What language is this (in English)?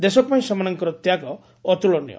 Odia